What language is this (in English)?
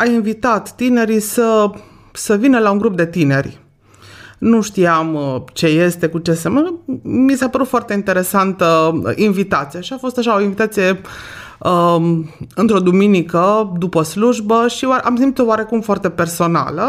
Romanian